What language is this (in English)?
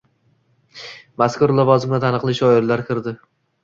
Uzbek